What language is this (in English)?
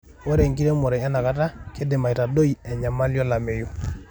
Masai